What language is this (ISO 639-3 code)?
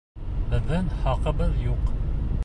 bak